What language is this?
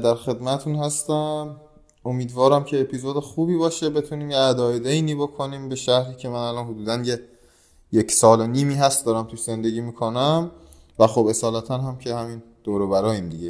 Persian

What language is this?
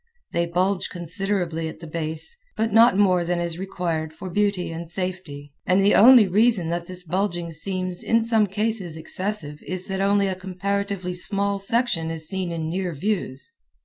English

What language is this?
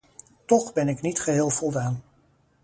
Dutch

